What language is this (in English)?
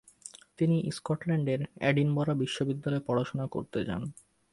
Bangla